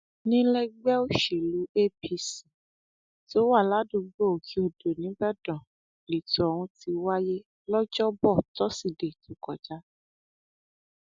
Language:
Yoruba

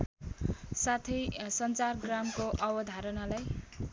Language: Nepali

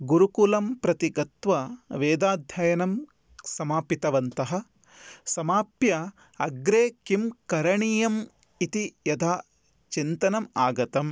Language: Sanskrit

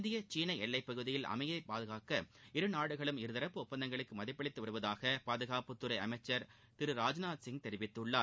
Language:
Tamil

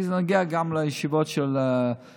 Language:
Hebrew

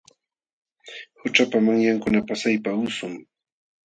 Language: Jauja Wanca Quechua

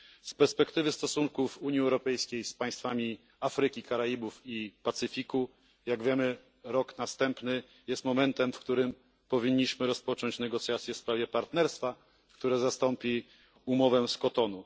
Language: Polish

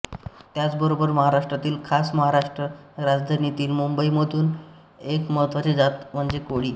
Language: Marathi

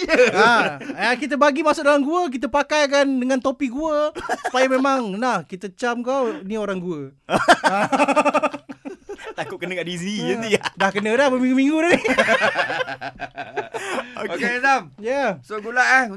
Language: Malay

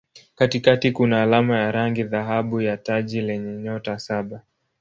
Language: Swahili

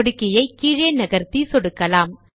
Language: Tamil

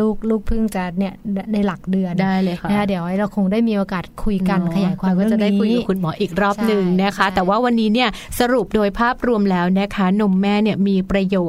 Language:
Thai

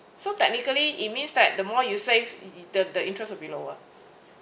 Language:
English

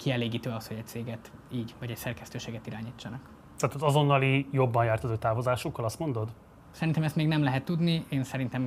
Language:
Hungarian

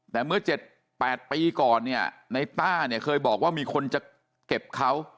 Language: Thai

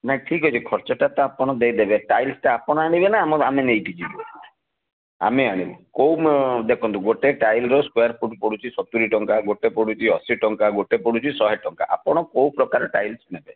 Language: Odia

